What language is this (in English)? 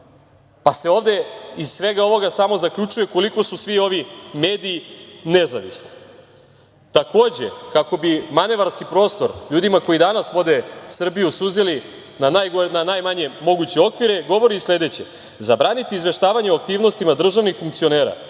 Serbian